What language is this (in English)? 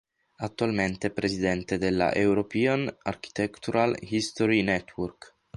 Italian